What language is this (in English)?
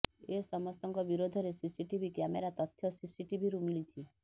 Odia